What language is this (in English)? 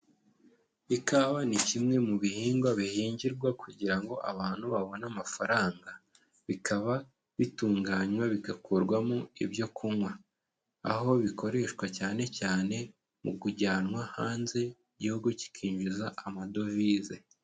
Kinyarwanda